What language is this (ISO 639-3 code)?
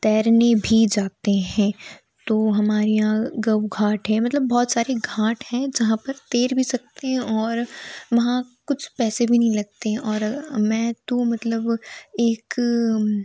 hin